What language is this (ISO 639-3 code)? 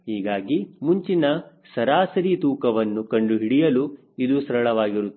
kan